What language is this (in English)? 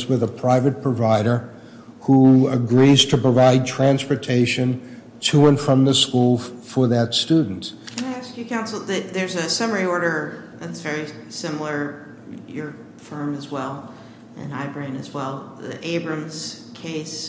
English